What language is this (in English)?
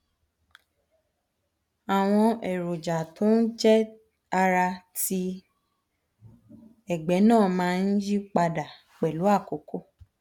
Yoruba